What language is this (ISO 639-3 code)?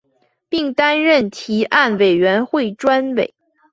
zho